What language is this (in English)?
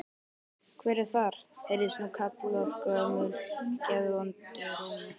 Icelandic